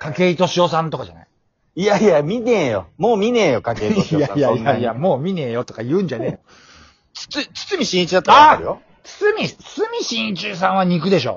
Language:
Japanese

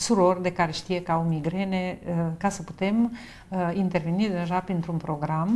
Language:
Romanian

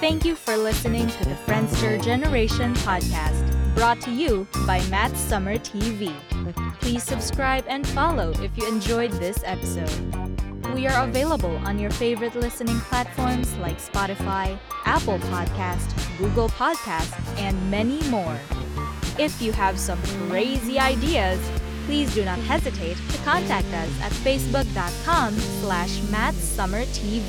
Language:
Filipino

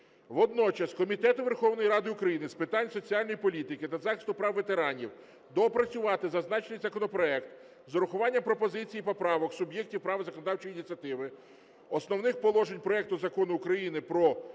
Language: Ukrainian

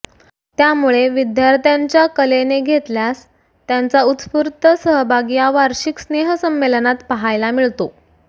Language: Marathi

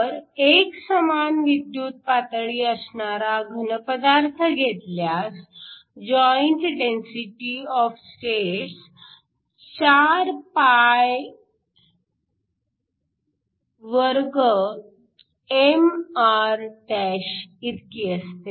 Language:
Marathi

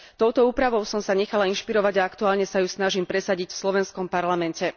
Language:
Slovak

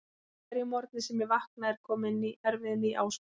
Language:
Icelandic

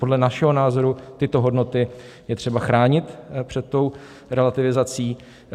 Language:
Czech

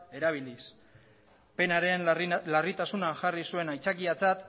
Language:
Basque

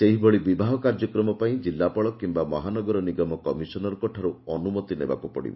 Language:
Odia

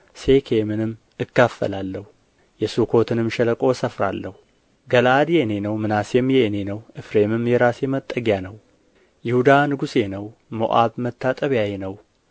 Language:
Amharic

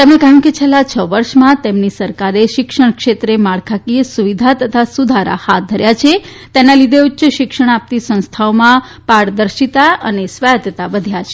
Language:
Gujarati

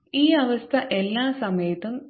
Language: Malayalam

